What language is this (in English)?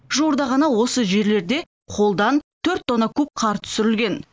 Kazakh